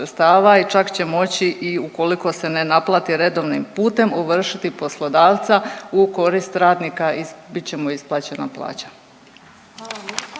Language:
Croatian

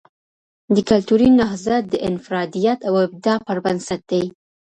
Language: Pashto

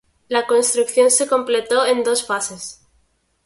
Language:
Spanish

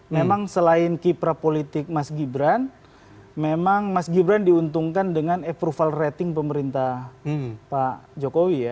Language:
Indonesian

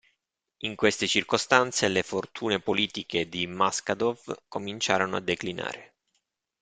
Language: Italian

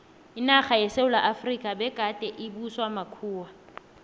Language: South Ndebele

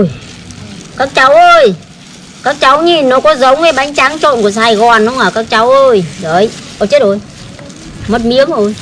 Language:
Vietnamese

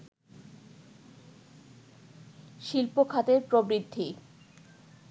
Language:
Bangla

